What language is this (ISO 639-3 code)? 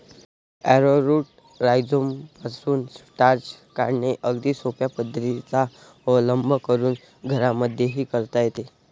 mar